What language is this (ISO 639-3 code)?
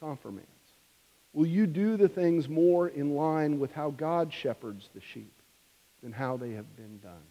eng